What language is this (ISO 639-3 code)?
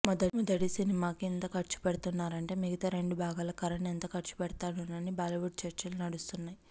tel